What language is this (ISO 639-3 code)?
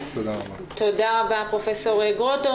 heb